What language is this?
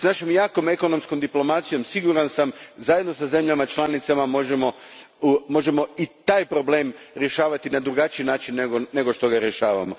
Croatian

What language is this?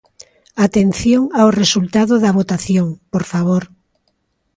Galician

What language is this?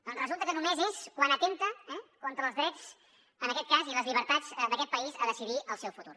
Catalan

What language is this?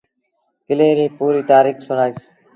Sindhi Bhil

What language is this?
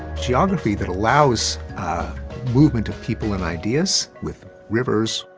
English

